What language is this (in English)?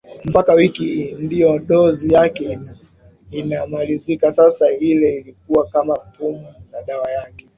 Swahili